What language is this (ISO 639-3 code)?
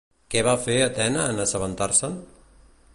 cat